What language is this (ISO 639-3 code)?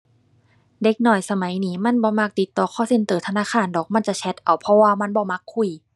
tha